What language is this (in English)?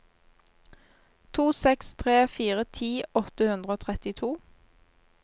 Norwegian